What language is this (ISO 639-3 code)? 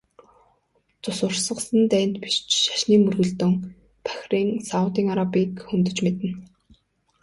mon